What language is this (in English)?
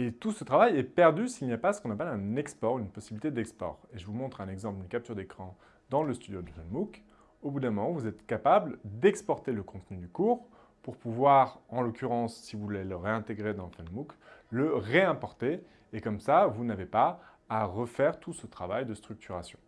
French